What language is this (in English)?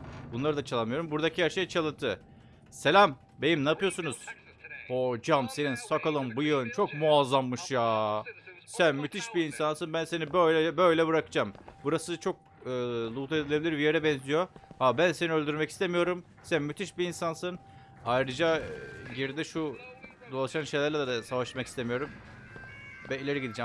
Turkish